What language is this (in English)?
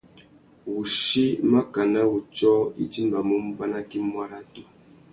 Tuki